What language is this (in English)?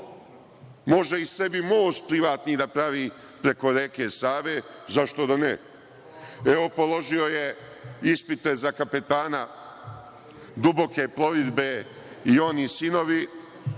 Serbian